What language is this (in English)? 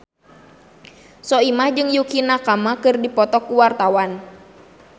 Sundanese